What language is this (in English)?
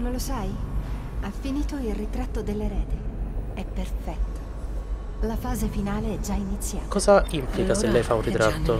Italian